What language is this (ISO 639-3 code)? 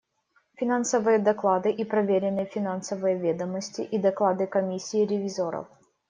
rus